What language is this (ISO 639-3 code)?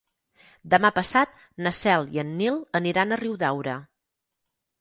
cat